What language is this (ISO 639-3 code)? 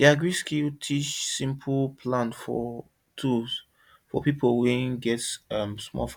pcm